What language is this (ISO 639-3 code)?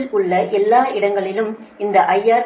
tam